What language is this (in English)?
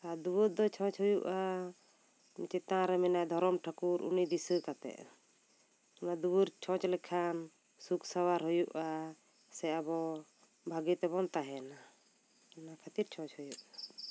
Santali